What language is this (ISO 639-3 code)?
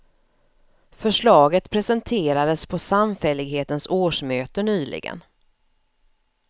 swe